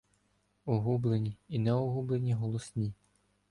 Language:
Ukrainian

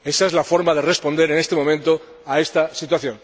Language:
Spanish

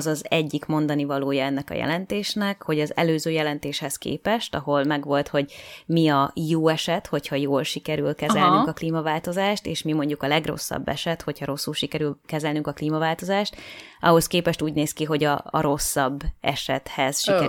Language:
Hungarian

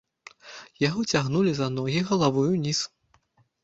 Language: Belarusian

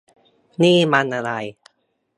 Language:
Thai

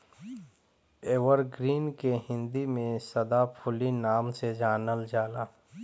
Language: Bhojpuri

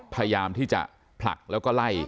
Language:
Thai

